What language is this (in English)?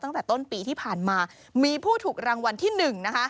Thai